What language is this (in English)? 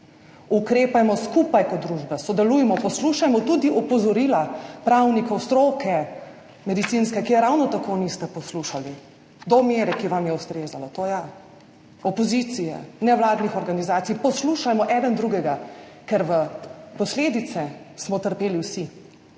Slovenian